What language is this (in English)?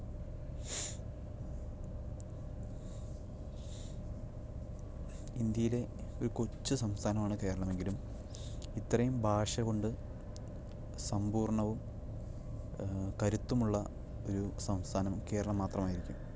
Malayalam